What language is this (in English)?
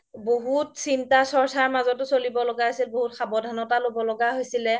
Assamese